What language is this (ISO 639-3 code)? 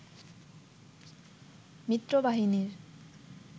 ben